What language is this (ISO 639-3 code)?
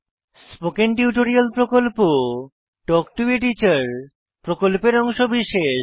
ben